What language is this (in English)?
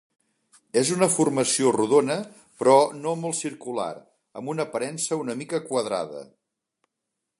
Catalan